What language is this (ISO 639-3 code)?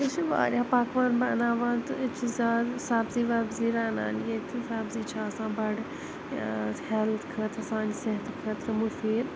kas